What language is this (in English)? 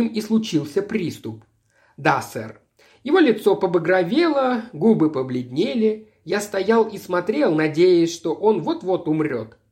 Russian